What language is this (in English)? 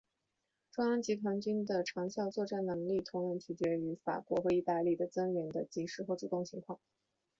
Chinese